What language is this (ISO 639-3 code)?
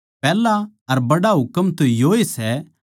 bgc